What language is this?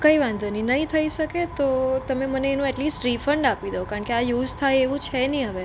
Gujarati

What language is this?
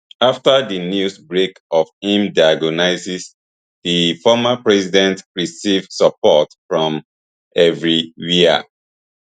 Nigerian Pidgin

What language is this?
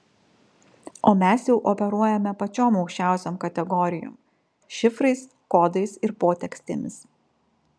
Lithuanian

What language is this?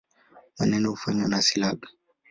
Swahili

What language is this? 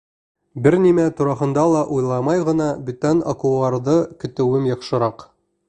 Bashkir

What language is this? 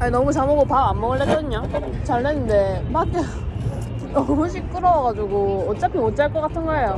Korean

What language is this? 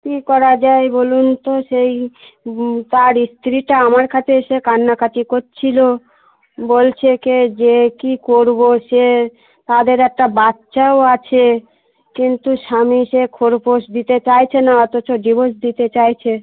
Bangla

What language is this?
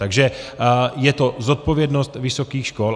Czech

